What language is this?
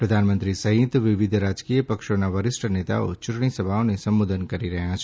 Gujarati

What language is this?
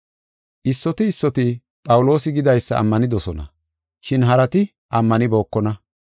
Gofa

